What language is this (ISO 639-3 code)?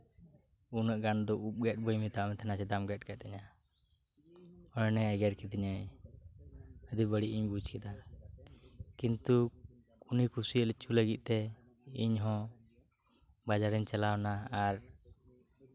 sat